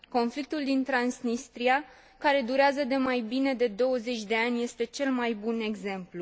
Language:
Romanian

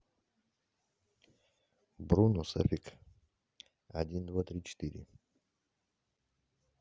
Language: Russian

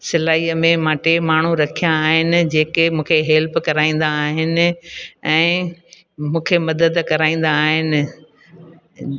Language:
Sindhi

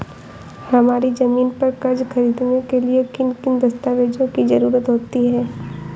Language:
Hindi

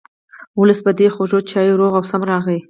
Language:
Pashto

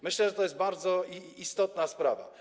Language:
Polish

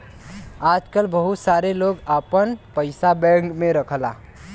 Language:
Bhojpuri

